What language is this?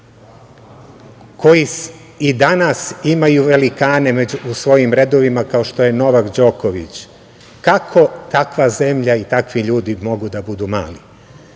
Serbian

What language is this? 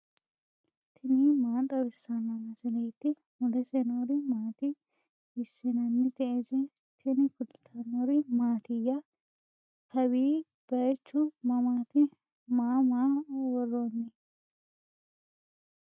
Sidamo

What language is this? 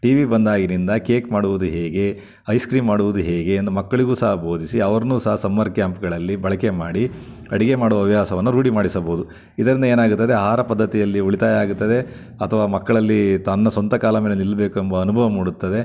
Kannada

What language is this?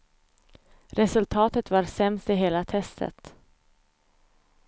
Swedish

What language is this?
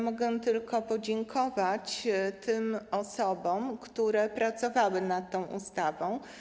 Polish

